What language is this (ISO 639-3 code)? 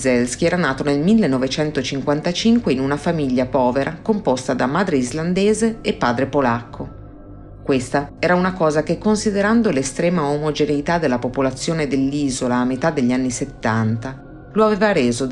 ita